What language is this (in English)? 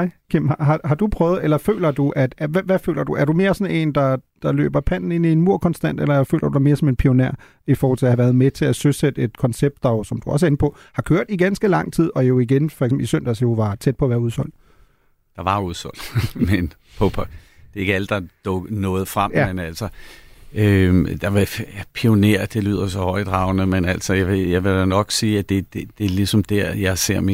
Danish